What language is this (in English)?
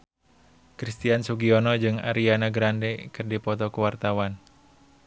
Sundanese